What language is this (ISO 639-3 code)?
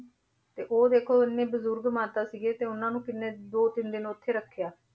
pan